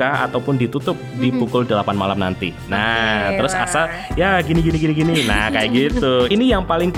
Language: Indonesian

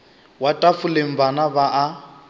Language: Northern Sotho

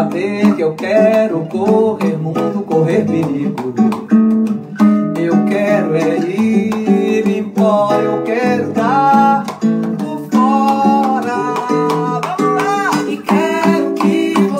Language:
Portuguese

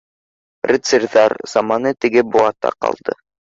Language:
Bashkir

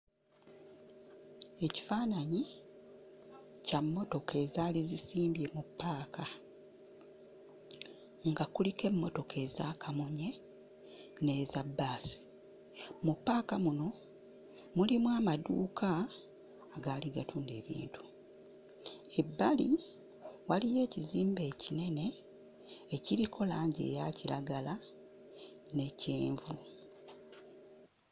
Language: Ganda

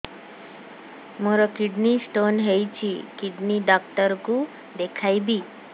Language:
Odia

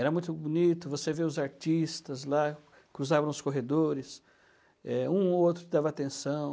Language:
Portuguese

